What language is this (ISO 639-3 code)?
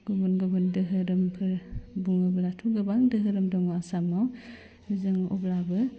brx